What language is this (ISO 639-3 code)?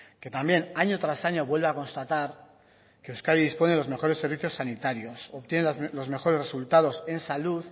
spa